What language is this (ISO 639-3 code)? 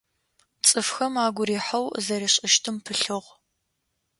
ady